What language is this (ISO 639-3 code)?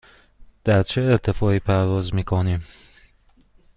fas